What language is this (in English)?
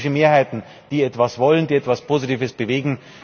German